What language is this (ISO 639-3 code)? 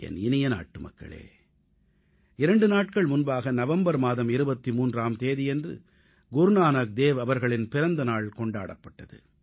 tam